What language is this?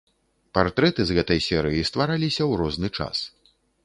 Belarusian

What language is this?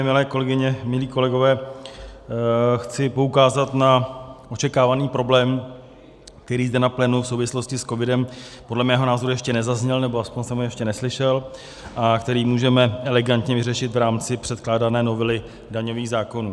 Czech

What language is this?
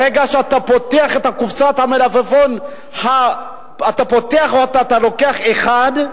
Hebrew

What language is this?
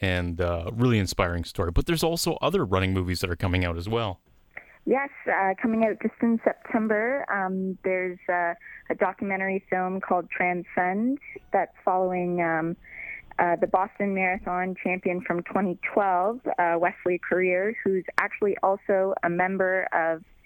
English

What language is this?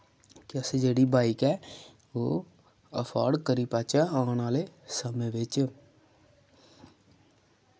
Dogri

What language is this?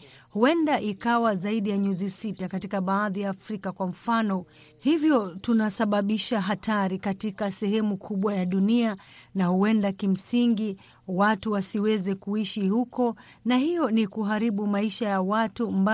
Swahili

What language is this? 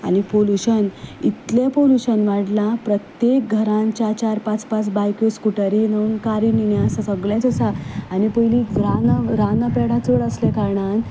Konkani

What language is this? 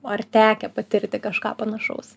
Lithuanian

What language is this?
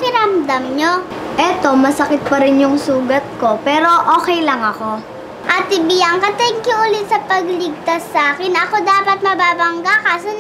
Filipino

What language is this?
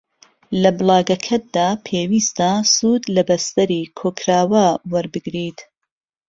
Central Kurdish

